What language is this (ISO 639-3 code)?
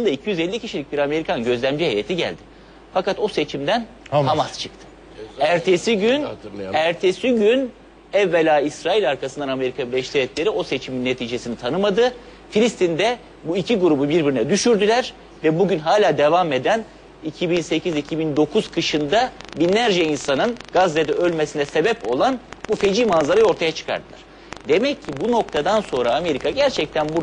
tur